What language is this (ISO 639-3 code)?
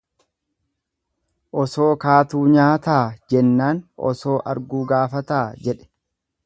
orm